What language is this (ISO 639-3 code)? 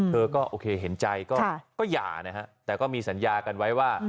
tha